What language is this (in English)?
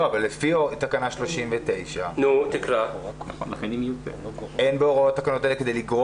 Hebrew